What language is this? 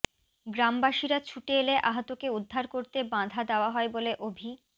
Bangla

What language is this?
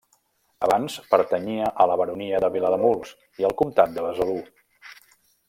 Catalan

